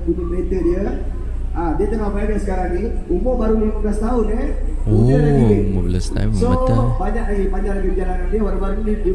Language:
Malay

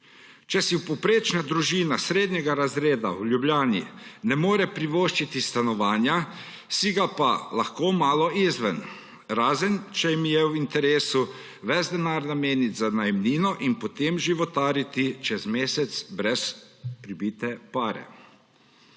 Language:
Slovenian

